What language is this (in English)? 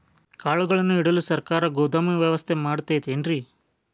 Kannada